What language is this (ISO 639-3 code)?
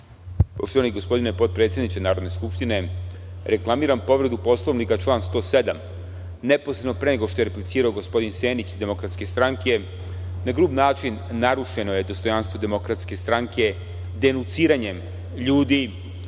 srp